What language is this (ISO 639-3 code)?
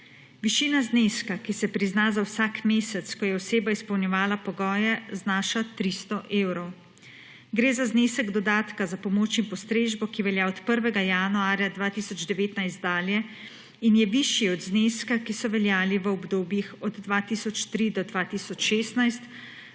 slv